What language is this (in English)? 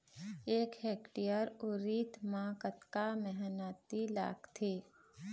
Chhattisgarhi